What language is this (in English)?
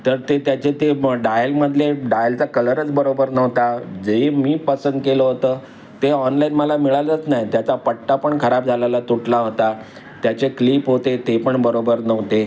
Marathi